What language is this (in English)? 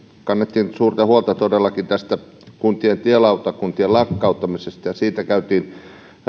Finnish